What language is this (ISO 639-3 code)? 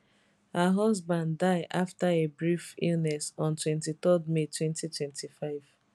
pcm